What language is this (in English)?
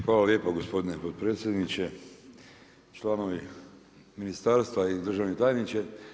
Croatian